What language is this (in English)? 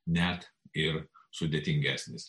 Lithuanian